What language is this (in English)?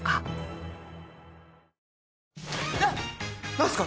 Japanese